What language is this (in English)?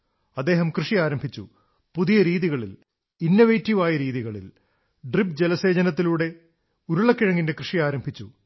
Malayalam